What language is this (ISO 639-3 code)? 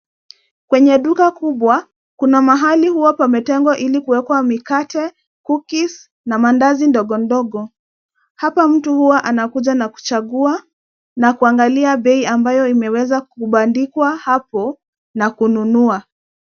swa